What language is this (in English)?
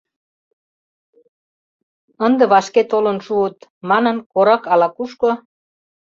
Mari